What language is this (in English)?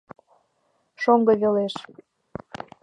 Mari